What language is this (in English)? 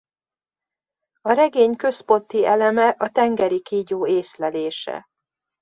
Hungarian